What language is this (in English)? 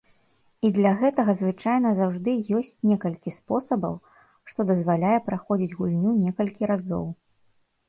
Belarusian